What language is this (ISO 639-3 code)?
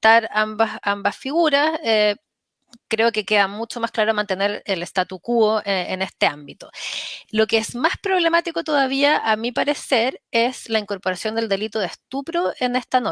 spa